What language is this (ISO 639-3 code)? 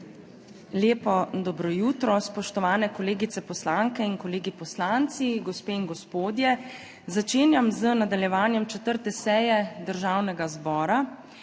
slv